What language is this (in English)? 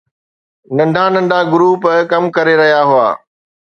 Sindhi